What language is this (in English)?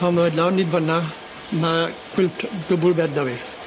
Welsh